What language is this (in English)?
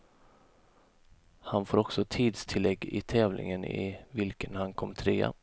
Swedish